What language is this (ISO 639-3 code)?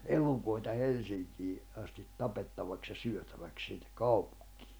fin